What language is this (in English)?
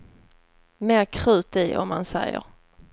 Swedish